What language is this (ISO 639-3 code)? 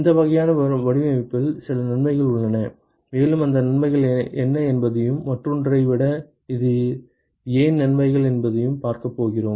tam